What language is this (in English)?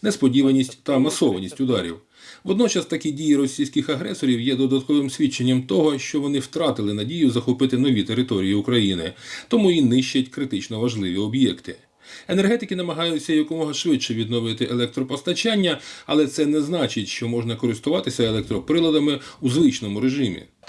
Ukrainian